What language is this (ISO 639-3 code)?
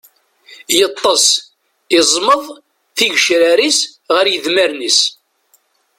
kab